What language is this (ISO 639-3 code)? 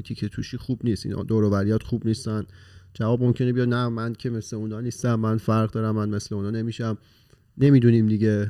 fas